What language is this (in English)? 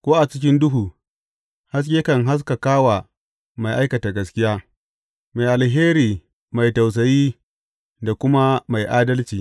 Hausa